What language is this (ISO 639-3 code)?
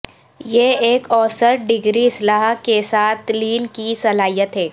urd